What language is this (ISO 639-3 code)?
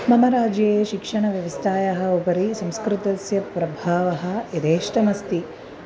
san